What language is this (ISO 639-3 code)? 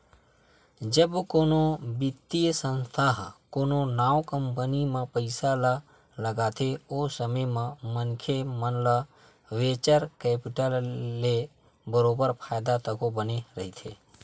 hne